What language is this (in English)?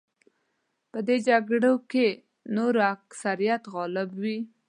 Pashto